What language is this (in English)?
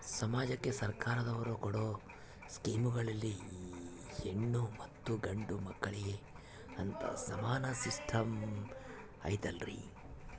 Kannada